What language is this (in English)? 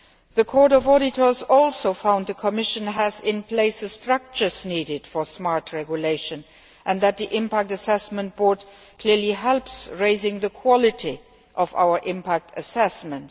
English